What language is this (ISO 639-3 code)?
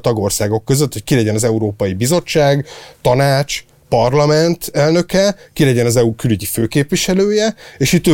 hun